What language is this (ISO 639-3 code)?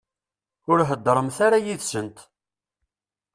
kab